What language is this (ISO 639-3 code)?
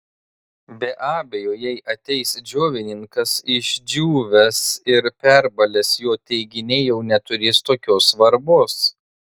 lit